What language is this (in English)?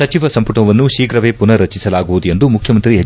Kannada